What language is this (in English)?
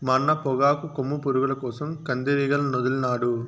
Telugu